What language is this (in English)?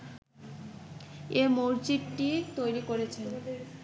Bangla